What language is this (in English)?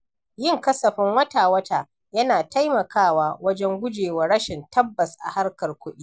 Hausa